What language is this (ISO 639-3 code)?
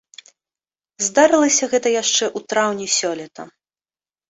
bel